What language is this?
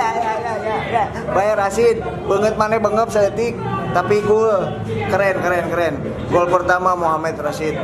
Indonesian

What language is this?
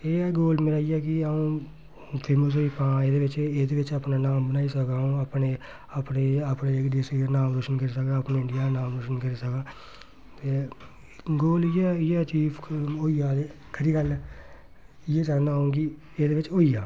Dogri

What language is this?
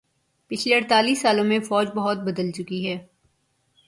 Urdu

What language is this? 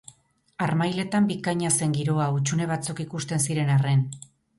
Basque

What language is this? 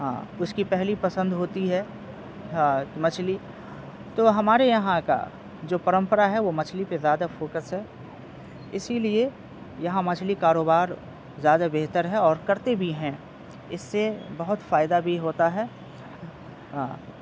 Urdu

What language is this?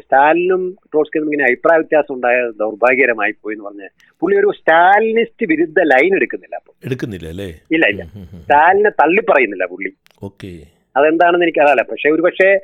Malayalam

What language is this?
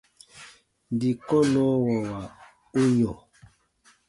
Baatonum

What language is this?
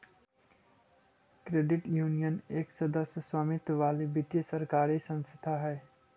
Magahi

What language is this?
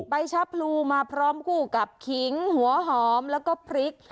Thai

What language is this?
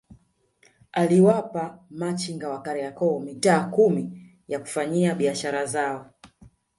Swahili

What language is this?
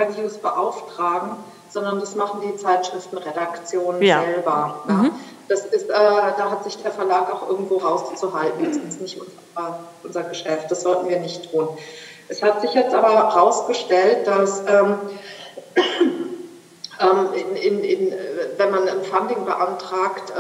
German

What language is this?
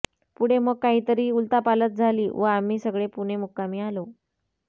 Marathi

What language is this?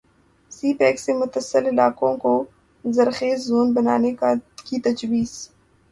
Urdu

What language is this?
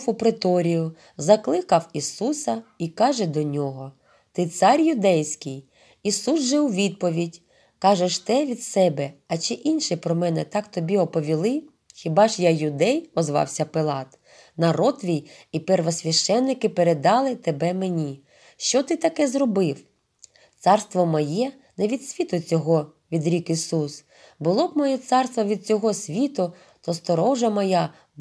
Russian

